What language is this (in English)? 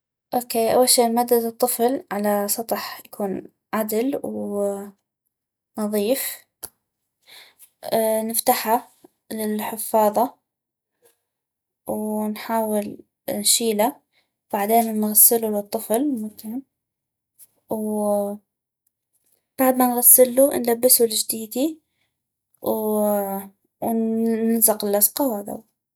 North Mesopotamian Arabic